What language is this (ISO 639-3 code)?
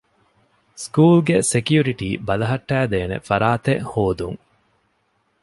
div